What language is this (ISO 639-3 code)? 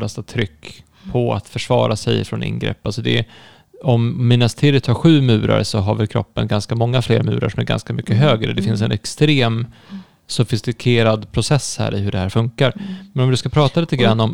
swe